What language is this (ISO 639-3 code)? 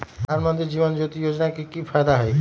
mag